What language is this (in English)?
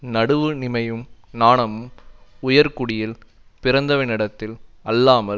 Tamil